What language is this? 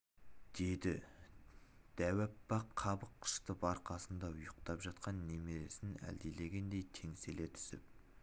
Kazakh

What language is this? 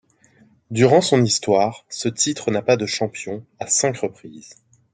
French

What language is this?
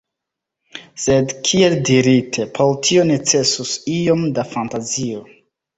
Esperanto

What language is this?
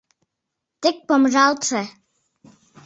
Mari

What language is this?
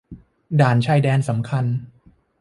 Thai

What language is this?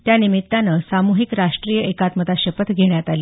Marathi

